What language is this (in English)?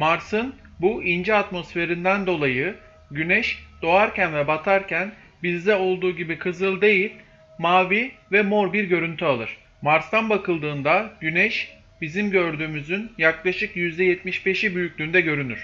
Turkish